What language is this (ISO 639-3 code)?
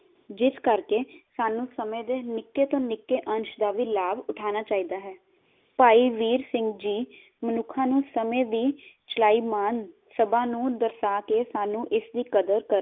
pan